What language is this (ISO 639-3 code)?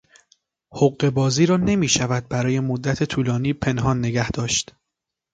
fas